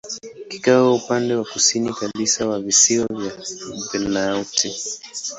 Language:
Swahili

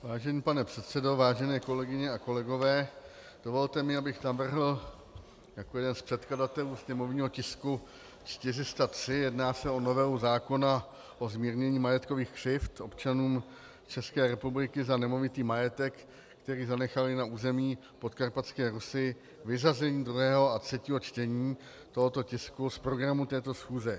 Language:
Czech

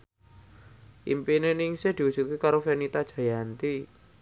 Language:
Javanese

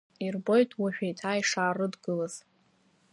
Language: Abkhazian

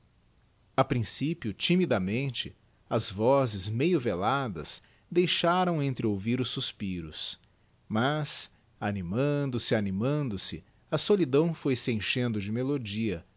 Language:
Portuguese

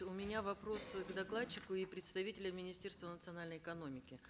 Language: Kazakh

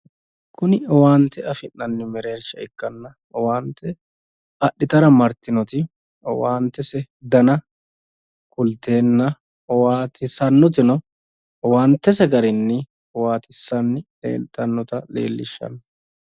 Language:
Sidamo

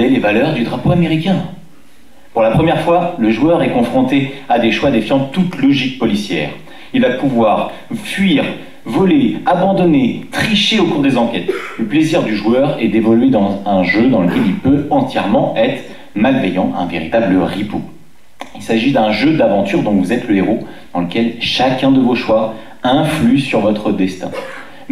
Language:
French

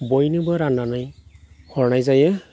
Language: Bodo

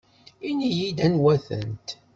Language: Kabyle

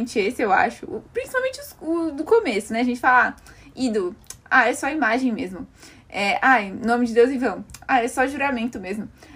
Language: Portuguese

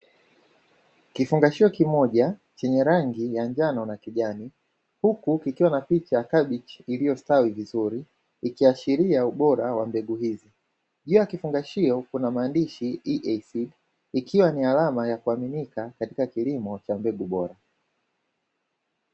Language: Swahili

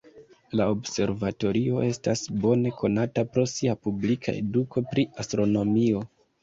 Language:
Esperanto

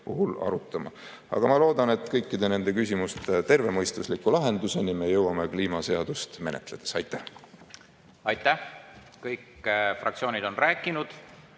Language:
Estonian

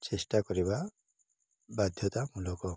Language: Odia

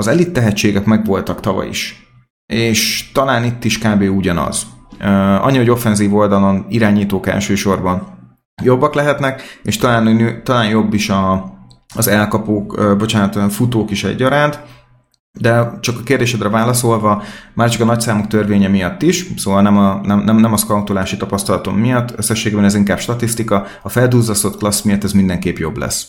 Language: Hungarian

